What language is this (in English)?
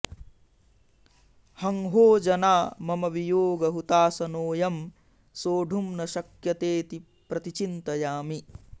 Sanskrit